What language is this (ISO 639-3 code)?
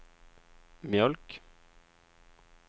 swe